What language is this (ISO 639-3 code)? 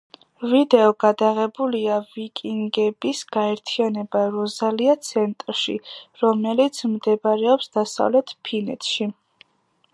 kat